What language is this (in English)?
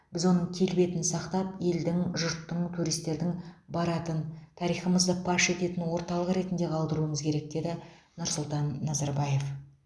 Kazakh